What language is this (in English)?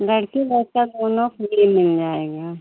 Hindi